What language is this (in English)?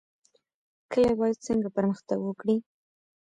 Pashto